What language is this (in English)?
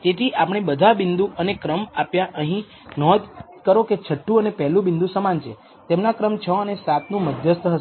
Gujarati